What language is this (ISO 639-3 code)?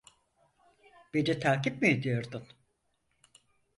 tur